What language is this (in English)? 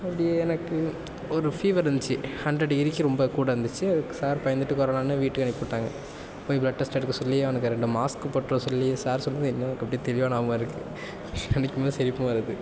Tamil